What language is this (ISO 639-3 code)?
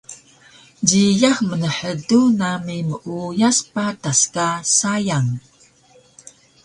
trv